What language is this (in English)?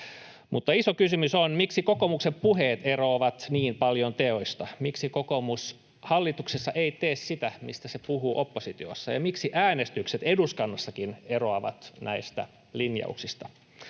Finnish